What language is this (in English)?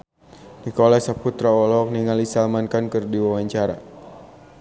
Sundanese